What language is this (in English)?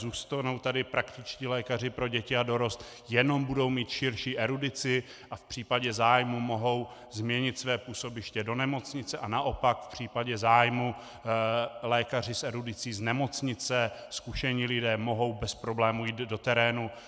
Czech